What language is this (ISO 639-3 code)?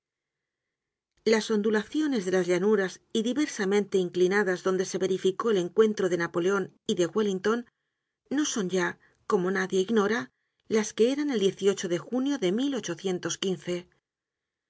spa